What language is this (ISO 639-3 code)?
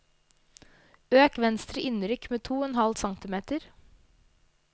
nor